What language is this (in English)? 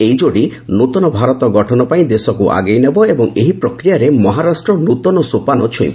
Odia